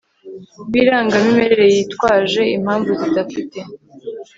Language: Kinyarwanda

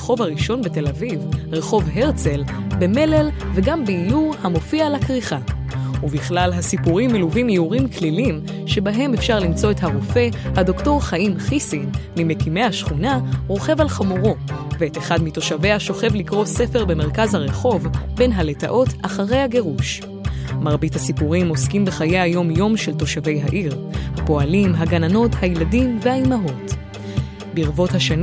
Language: Hebrew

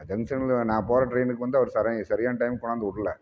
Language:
Tamil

